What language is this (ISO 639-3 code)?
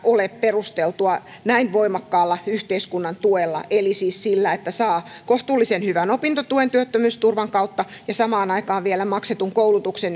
fin